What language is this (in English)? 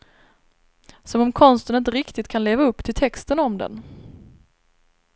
Swedish